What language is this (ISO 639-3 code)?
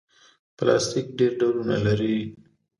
pus